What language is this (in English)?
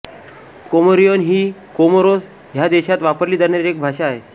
Marathi